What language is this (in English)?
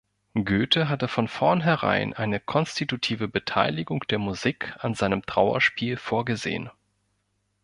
German